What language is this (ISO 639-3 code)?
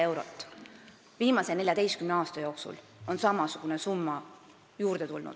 est